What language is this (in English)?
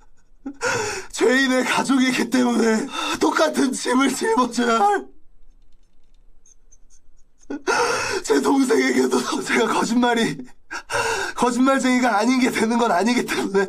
Korean